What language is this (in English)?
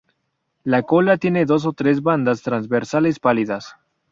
Spanish